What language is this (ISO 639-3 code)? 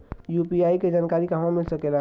bho